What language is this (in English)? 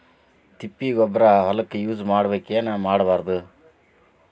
Kannada